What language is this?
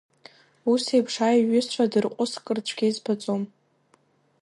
Abkhazian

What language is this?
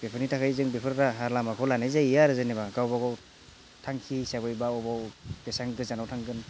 Bodo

